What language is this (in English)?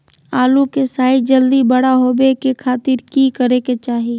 Magahi